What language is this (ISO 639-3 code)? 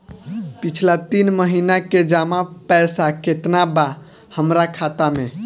bho